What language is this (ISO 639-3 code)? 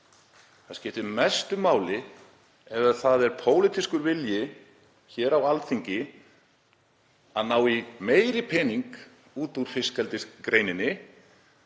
isl